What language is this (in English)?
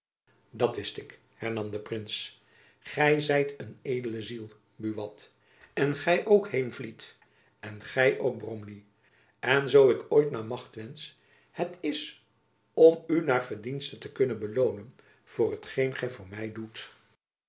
Dutch